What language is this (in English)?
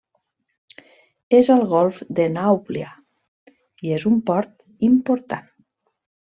Catalan